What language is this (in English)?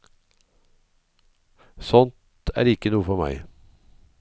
Norwegian